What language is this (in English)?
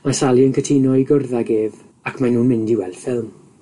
Welsh